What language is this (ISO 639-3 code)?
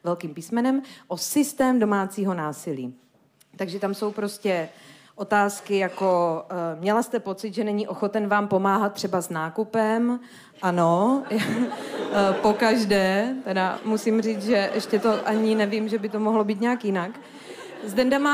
ces